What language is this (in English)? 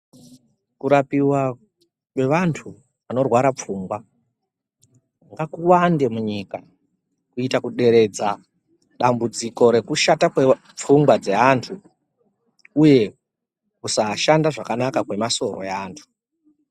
Ndau